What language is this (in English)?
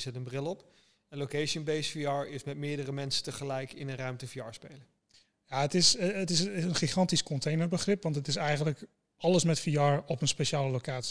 Dutch